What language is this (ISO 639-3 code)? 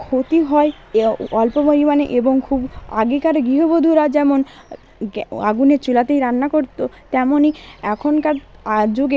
ben